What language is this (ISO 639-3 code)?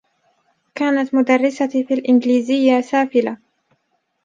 ara